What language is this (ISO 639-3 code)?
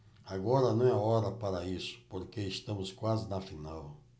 por